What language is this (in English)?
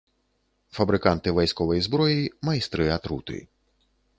Belarusian